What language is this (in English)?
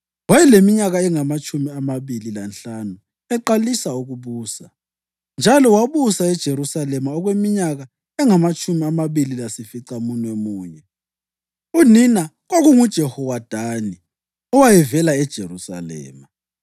North Ndebele